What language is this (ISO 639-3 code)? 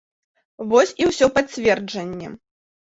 bel